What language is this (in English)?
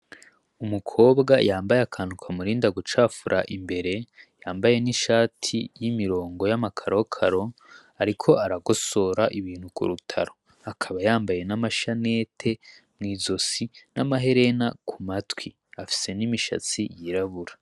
Rundi